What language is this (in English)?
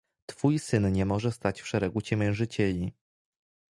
Polish